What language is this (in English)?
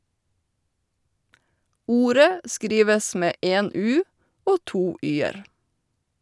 Norwegian